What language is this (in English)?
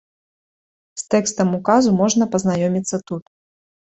Belarusian